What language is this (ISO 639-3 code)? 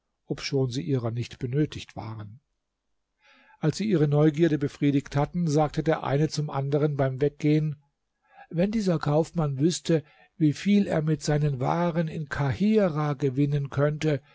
deu